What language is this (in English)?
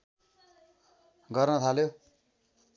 Nepali